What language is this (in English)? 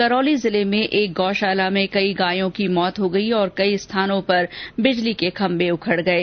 Hindi